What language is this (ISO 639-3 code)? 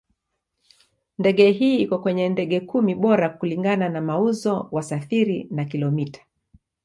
swa